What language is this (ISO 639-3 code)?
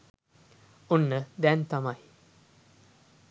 sin